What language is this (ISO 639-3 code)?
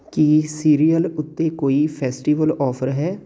pan